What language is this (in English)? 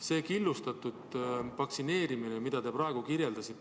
Estonian